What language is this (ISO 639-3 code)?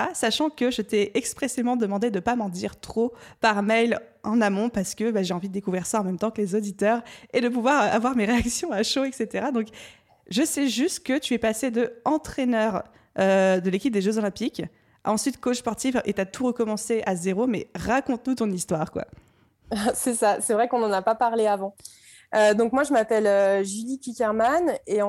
fra